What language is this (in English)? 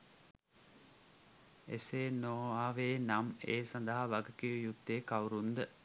Sinhala